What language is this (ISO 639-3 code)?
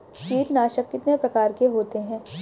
hin